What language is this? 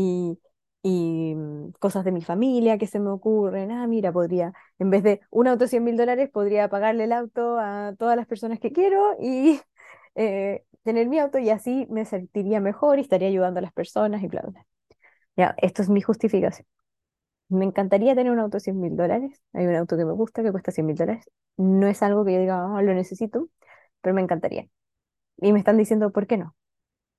Spanish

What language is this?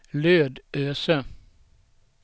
Swedish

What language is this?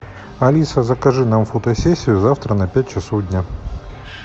Russian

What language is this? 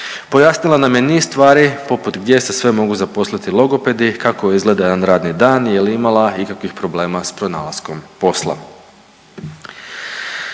Croatian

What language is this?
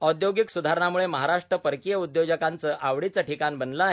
Marathi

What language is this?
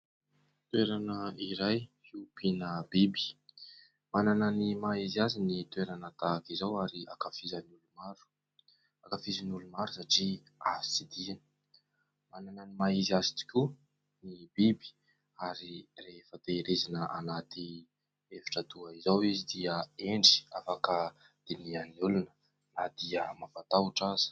Malagasy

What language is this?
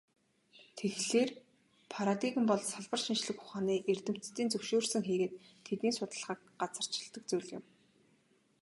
Mongolian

